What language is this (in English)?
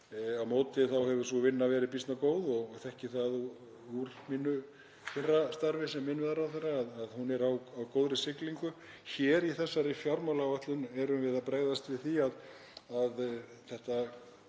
Icelandic